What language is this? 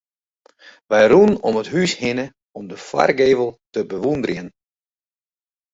Western Frisian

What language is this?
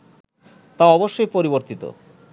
Bangla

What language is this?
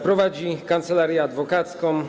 Polish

